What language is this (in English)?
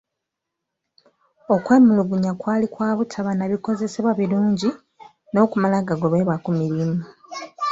Ganda